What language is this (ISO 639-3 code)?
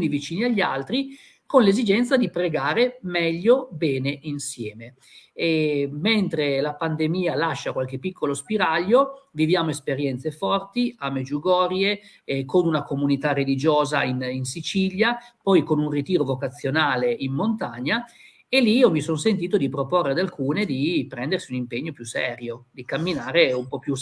ita